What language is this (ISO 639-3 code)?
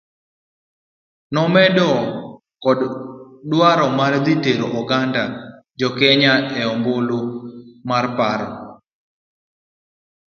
luo